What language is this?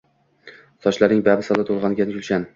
Uzbek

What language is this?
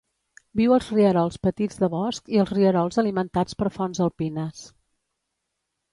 Catalan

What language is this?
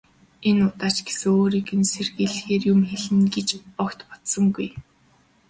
Mongolian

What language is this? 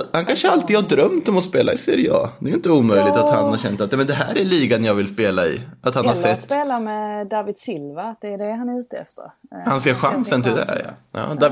Swedish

